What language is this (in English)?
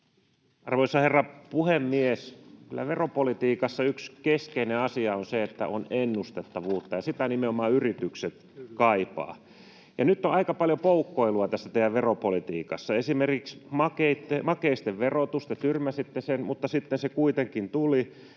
Finnish